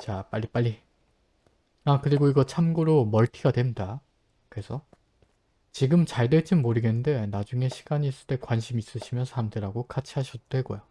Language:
Korean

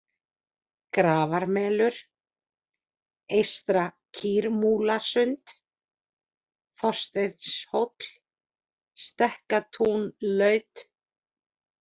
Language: Icelandic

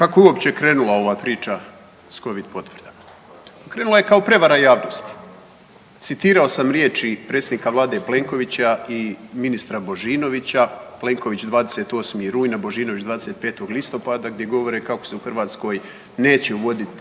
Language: Croatian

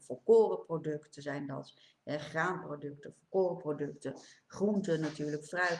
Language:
Dutch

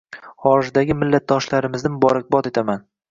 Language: Uzbek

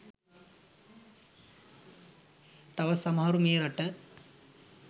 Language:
Sinhala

